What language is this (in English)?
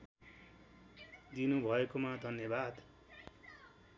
Nepali